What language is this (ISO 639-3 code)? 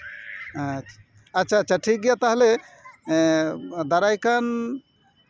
sat